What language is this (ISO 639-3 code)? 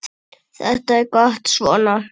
isl